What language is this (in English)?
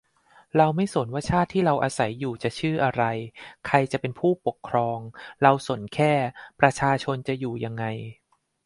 Thai